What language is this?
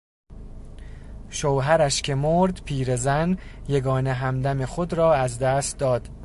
Persian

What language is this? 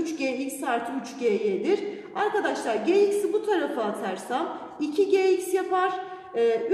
Turkish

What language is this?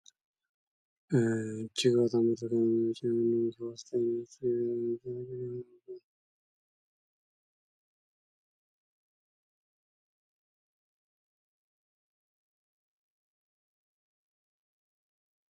Amharic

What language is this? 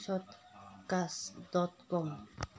Manipuri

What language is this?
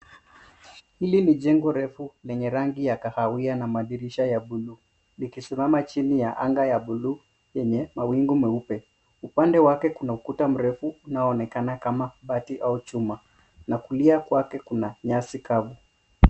Swahili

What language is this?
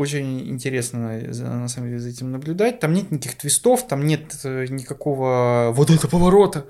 Russian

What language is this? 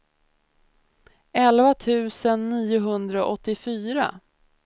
Swedish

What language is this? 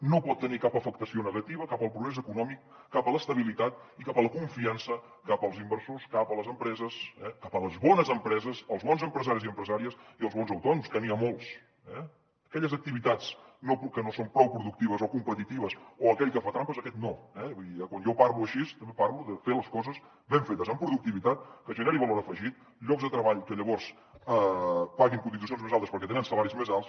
Catalan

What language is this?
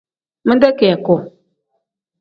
Tem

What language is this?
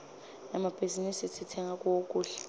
Swati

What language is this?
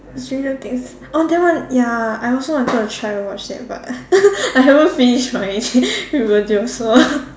English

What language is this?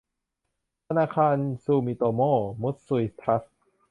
Thai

